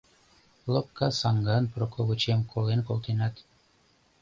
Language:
Mari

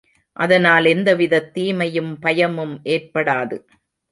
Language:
Tamil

